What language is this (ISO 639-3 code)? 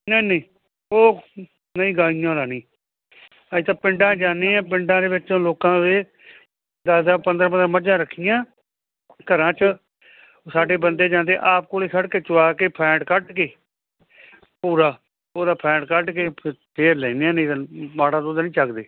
pan